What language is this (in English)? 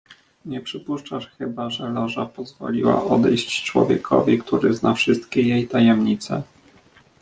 Polish